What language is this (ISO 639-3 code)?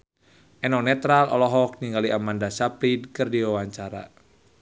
sun